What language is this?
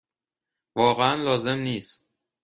Persian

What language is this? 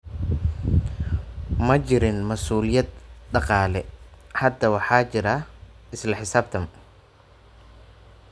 Somali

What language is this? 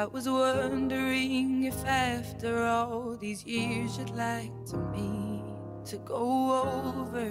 English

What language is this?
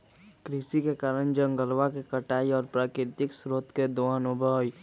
Magahi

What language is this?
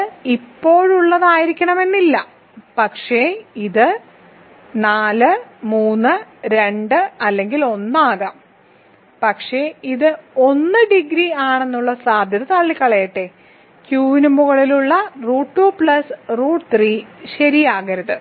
Malayalam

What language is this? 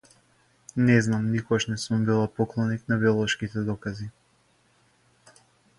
Macedonian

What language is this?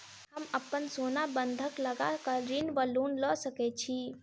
Maithili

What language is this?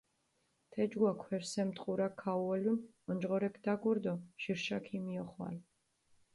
Mingrelian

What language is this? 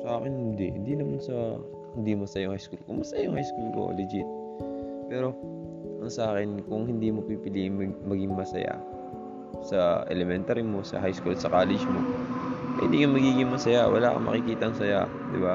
Filipino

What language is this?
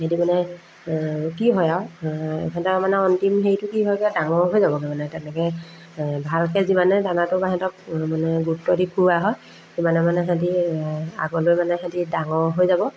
Assamese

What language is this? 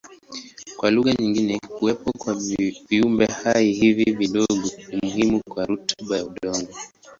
Swahili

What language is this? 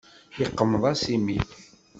Kabyle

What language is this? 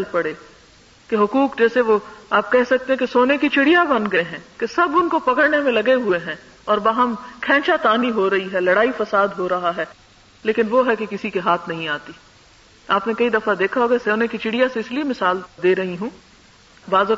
Urdu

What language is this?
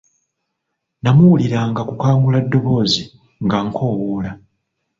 Ganda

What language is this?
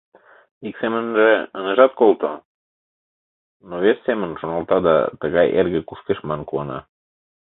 Mari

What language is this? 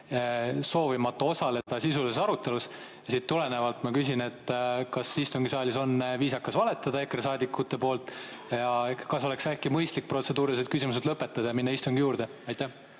Estonian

